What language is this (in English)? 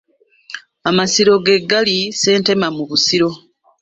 Ganda